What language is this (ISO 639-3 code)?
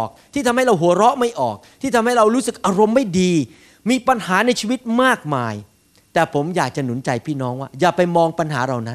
tha